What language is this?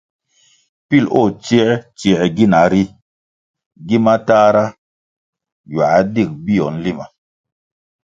Kwasio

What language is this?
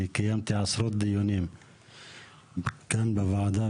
Hebrew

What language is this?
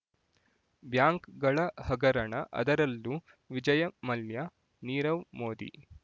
Kannada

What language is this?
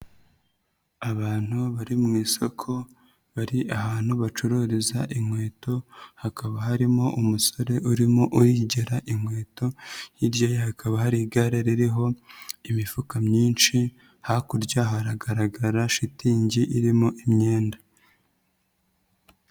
Kinyarwanda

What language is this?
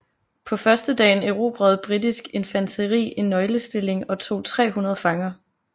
Danish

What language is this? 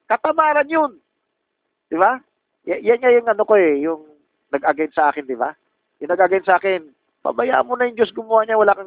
Filipino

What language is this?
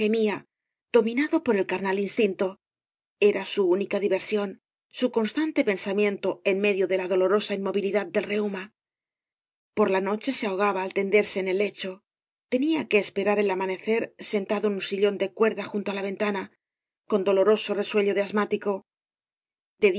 Spanish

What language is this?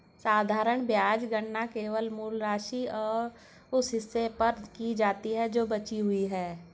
Hindi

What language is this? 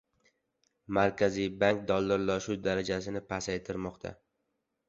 Uzbek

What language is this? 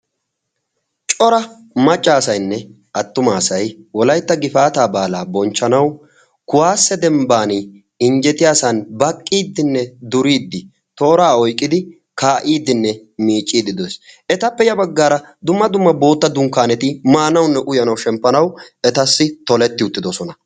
Wolaytta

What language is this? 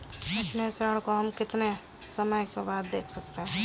Hindi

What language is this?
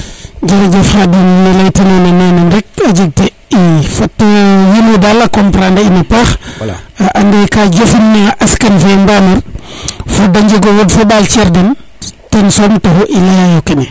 Serer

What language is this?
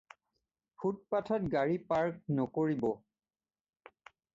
Assamese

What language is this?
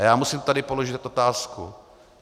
Czech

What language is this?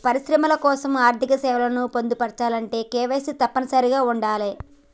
Telugu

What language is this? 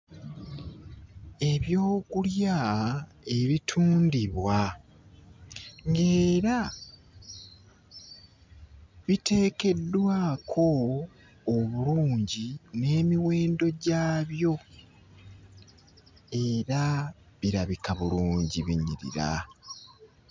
Ganda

